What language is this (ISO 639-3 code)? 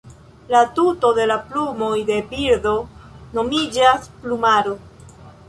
epo